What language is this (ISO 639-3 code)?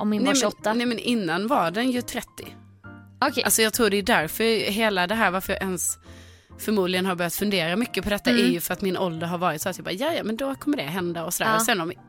swe